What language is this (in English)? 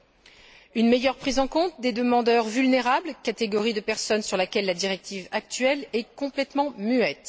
French